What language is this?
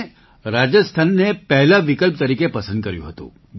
Gujarati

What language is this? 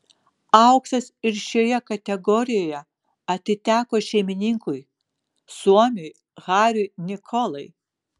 Lithuanian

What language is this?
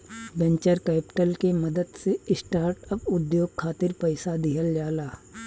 Bhojpuri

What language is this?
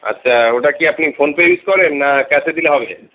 Bangla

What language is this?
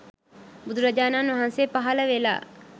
Sinhala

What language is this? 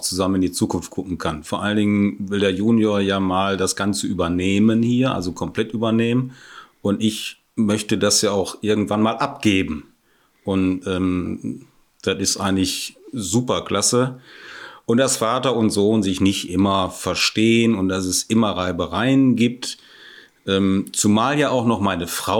German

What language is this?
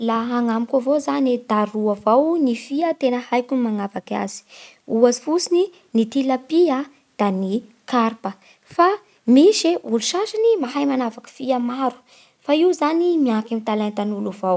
Bara Malagasy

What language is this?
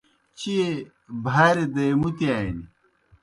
Kohistani Shina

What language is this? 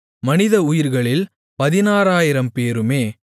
Tamil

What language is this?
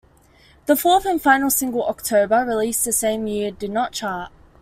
English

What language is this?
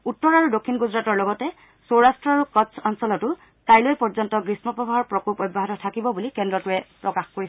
Assamese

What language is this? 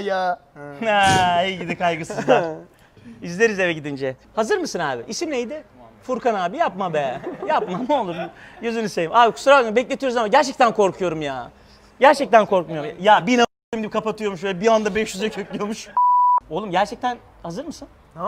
Turkish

